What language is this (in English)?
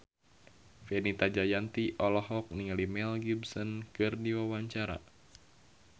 Sundanese